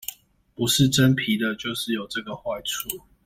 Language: Chinese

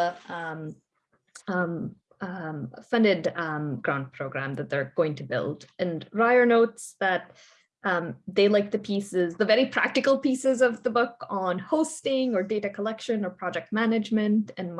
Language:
English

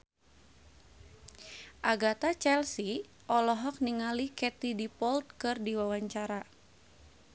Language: Sundanese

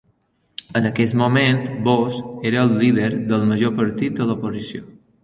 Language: Catalan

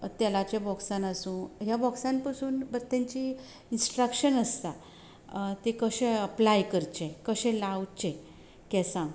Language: Konkani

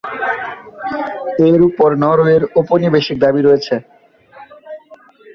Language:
Bangla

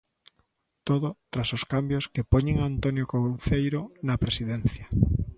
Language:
Galician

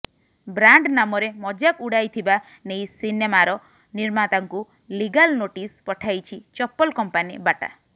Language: Odia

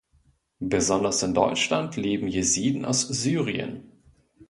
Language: German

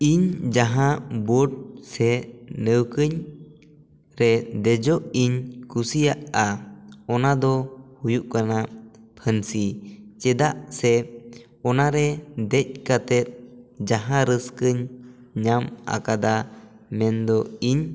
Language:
Santali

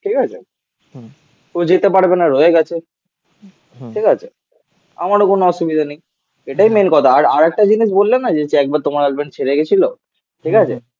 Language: Bangla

